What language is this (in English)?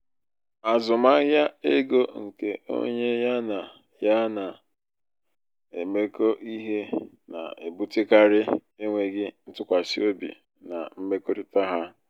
Igbo